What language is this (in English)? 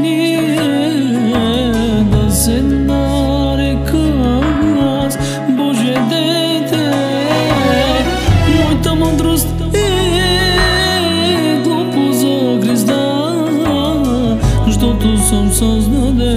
Romanian